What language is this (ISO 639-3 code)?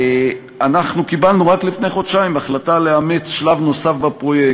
heb